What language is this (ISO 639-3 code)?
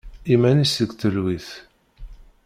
kab